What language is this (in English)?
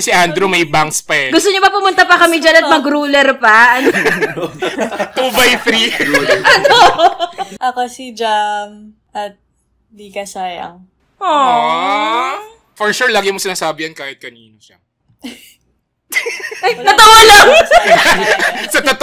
Filipino